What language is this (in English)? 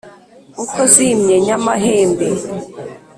Kinyarwanda